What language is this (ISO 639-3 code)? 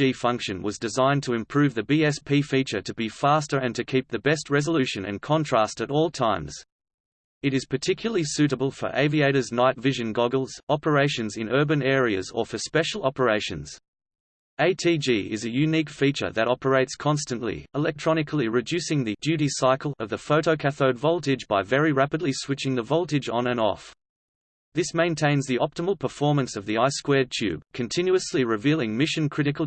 eng